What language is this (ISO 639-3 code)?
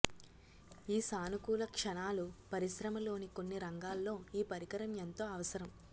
tel